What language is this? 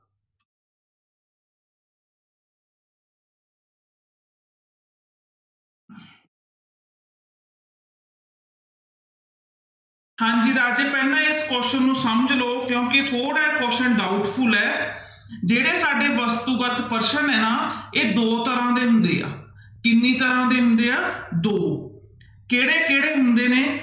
Punjabi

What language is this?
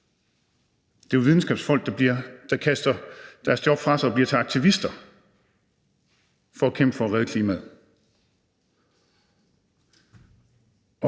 Danish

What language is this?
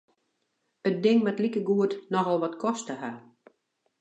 Western Frisian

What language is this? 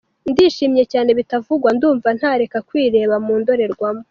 Kinyarwanda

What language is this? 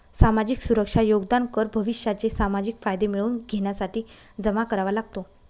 Marathi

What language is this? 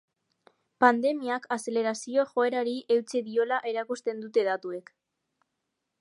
Basque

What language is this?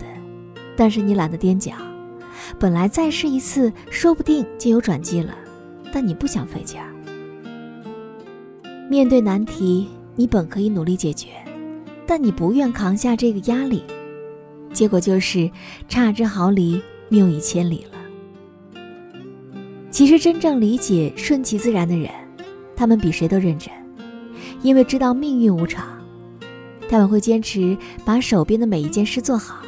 Chinese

